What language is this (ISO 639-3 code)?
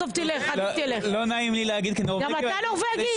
heb